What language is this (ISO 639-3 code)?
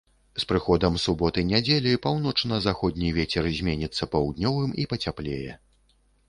bel